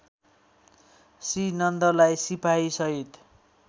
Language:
Nepali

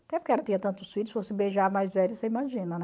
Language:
Portuguese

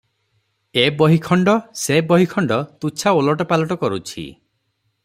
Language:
Odia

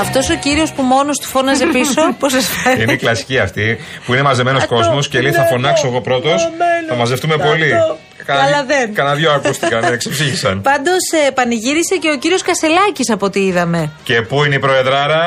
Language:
Greek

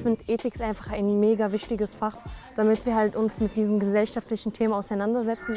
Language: German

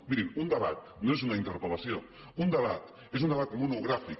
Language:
Catalan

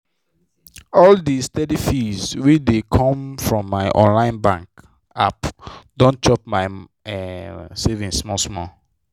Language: Nigerian Pidgin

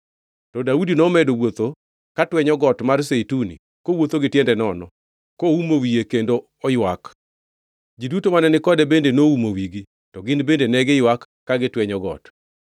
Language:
Luo (Kenya and Tanzania)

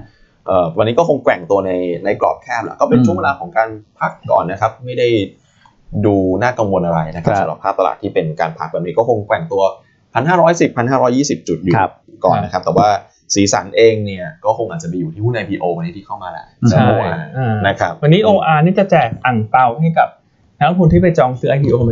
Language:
Thai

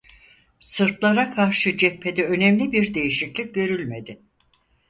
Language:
Turkish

